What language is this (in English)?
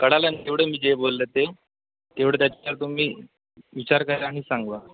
Marathi